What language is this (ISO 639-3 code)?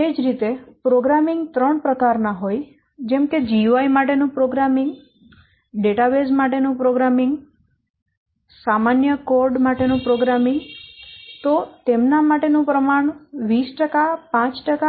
guj